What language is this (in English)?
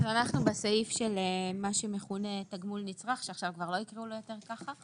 Hebrew